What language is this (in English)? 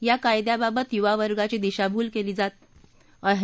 Marathi